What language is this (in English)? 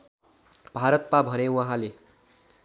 Nepali